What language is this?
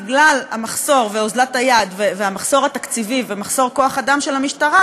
Hebrew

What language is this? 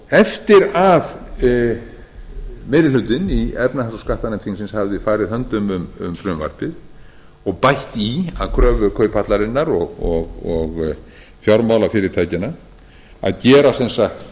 Icelandic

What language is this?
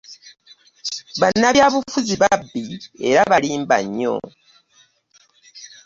Ganda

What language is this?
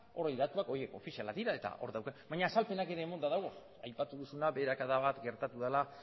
Basque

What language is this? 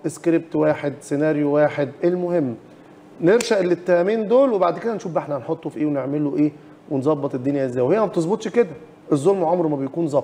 Arabic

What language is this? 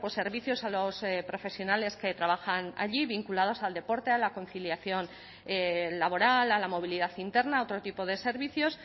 Spanish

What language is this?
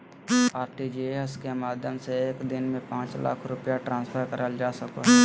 Magahi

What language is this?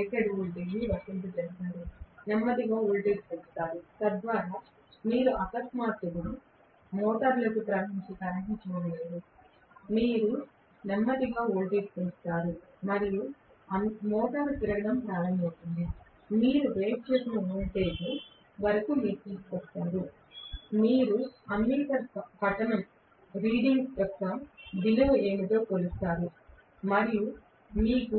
Telugu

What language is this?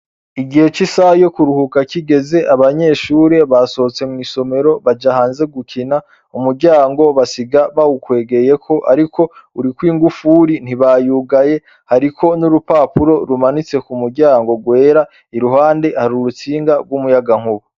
Rundi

